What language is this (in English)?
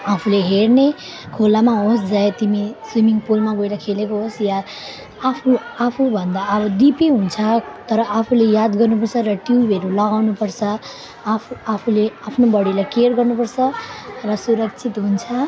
Nepali